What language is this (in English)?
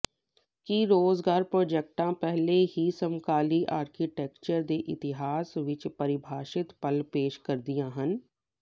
Punjabi